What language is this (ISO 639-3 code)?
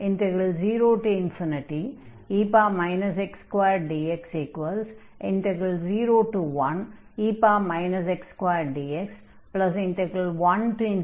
tam